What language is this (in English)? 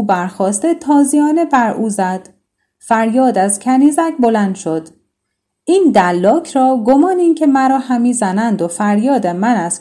Persian